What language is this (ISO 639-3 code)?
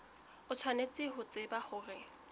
sot